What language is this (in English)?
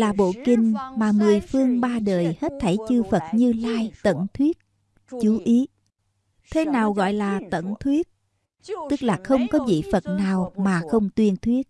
Vietnamese